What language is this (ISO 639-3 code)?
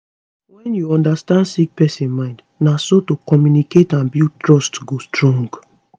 pcm